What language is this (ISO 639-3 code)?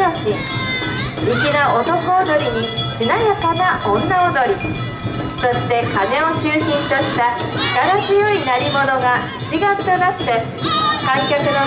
jpn